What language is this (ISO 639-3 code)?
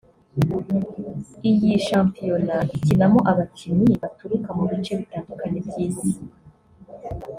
kin